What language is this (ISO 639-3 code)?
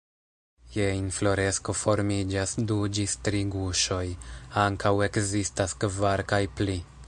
epo